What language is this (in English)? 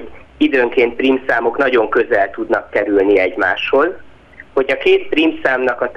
Hungarian